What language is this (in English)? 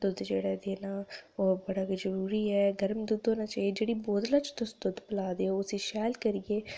Dogri